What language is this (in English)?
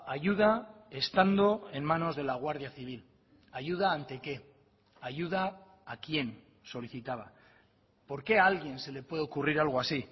Spanish